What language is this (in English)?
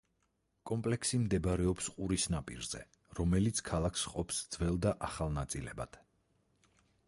Georgian